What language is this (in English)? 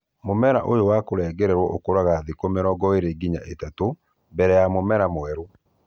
Kikuyu